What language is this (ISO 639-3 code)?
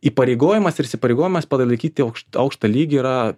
lit